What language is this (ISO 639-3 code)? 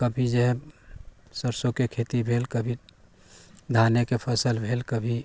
mai